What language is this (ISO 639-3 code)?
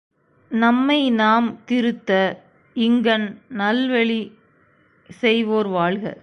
tam